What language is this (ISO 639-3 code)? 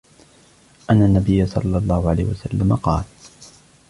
ara